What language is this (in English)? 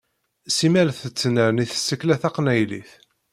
Kabyle